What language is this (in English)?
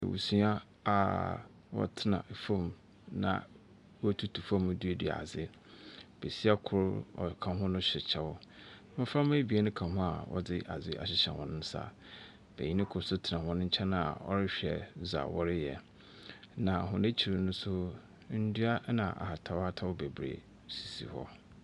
Akan